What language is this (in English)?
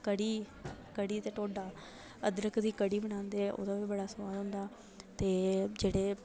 Dogri